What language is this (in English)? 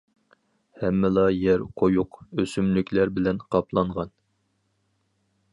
Uyghur